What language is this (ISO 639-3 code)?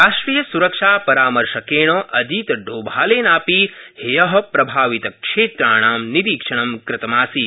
san